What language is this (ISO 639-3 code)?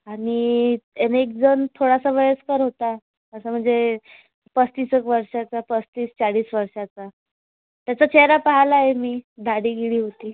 mar